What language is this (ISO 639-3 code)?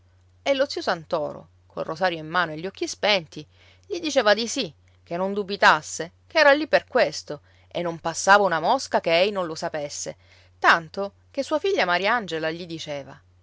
ita